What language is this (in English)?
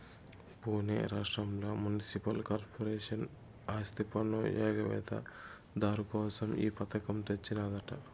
Telugu